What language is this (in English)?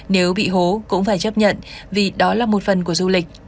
Vietnamese